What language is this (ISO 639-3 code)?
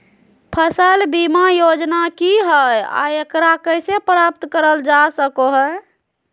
mag